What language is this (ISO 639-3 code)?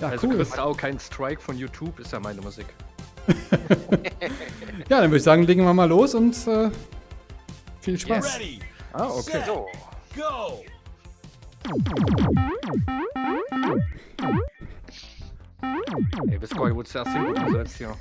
deu